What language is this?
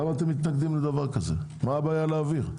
Hebrew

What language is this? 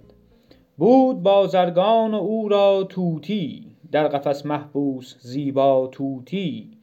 Persian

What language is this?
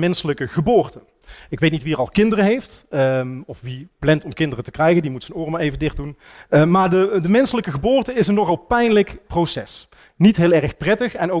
Dutch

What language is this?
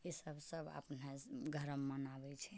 Maithili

